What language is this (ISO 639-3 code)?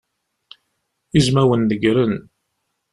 kab